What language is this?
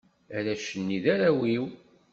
Kabyle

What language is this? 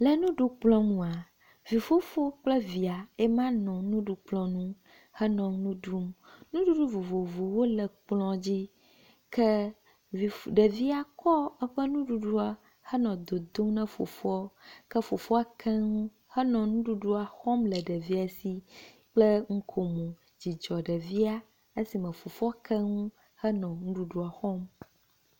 Ewe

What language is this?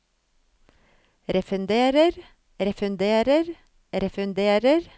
Norwegian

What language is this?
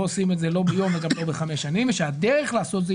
Hebrew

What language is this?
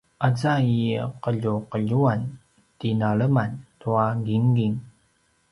Paiwan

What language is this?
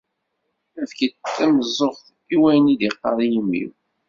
Kabyle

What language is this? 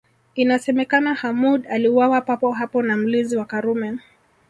Swahili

